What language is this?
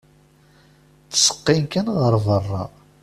Kabyle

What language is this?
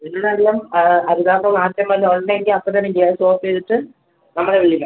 Malayalam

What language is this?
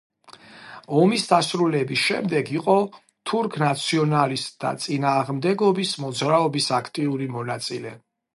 Georgian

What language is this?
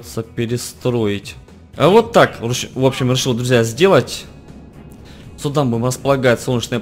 Russian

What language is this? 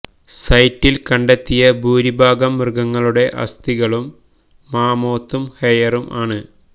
Malayalam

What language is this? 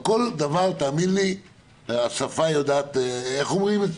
Hebrew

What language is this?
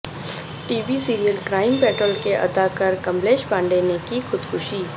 Urdu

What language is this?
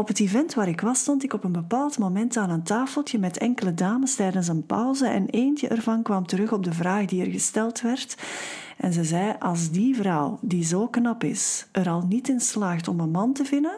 Dutch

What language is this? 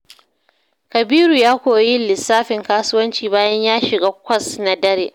Hausa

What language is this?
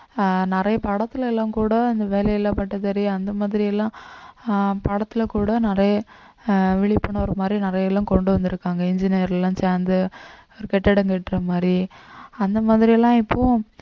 Tamil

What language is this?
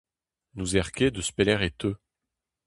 Breton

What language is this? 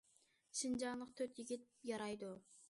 Uyghur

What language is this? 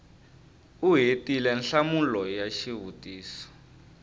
Tsonga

